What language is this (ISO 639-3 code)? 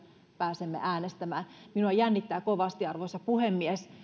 fin